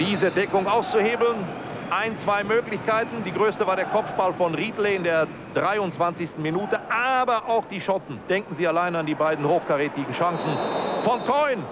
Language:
German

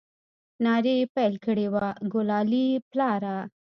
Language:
Pashto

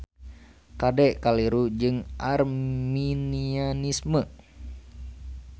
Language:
Sundanese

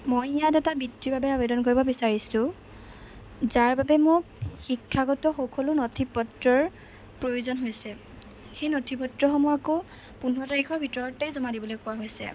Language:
Assamese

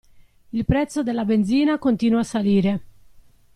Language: Italian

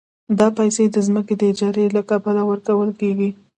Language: Pashto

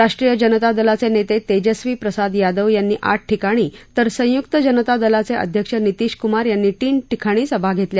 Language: Marathi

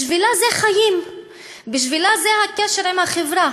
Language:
Hebrew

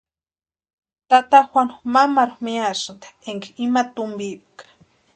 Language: Western Highland Purepecha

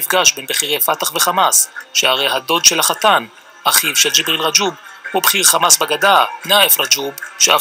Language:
Hebrew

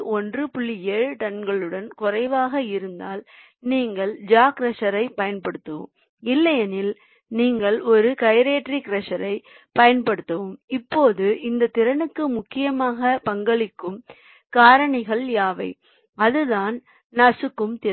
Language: Tamil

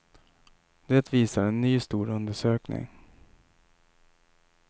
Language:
Swedish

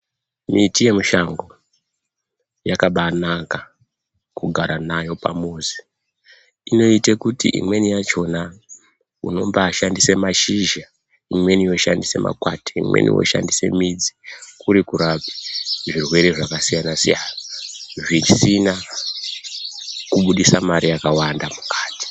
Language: Ndau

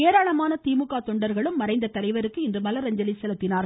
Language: Tamil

